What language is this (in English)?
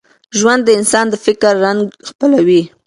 Pashto